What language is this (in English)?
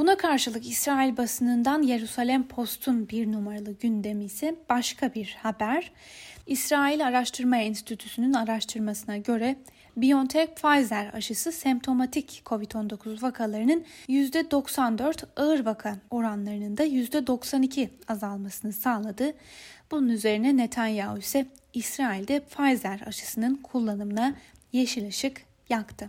Turkish